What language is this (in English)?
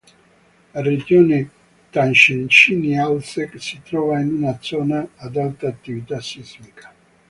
Italian